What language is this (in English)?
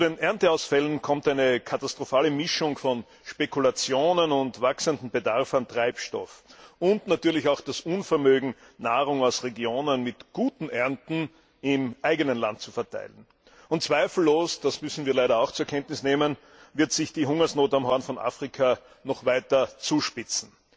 German